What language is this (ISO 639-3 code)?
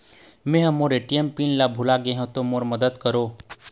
hne